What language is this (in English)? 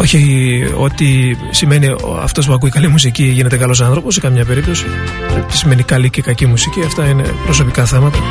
Greek